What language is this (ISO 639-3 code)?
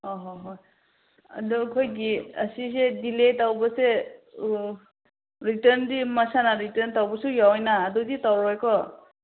mni